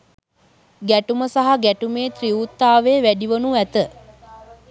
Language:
Sinhala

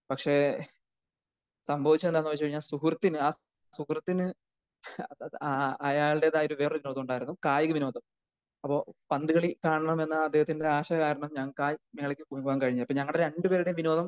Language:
Malayalam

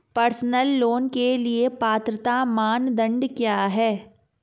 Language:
Hindi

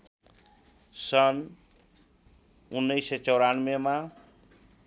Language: Nepali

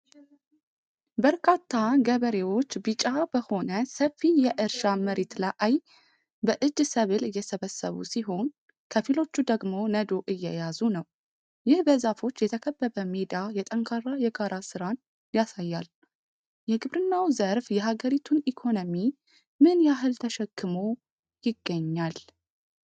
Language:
Amharic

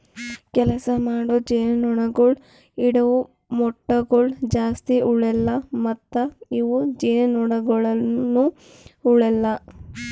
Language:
Kannada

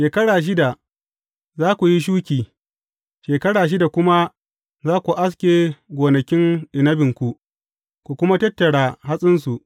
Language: Hausa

